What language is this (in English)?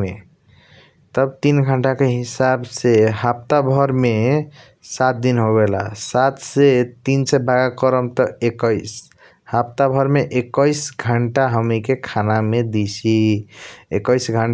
Kochila Tharu